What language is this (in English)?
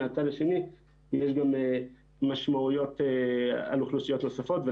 Hebrew